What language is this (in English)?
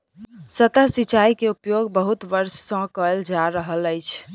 Maithili